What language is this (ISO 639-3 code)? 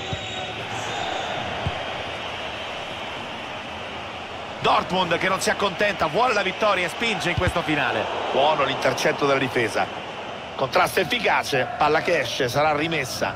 ita